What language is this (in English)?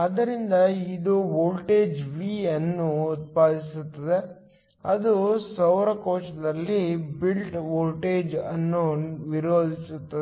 Kannada